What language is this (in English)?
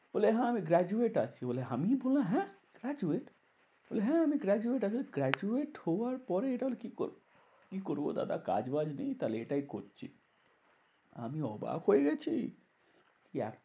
Bangla